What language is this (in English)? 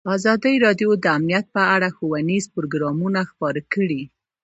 Pashto